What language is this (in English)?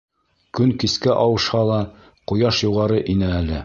Bashkir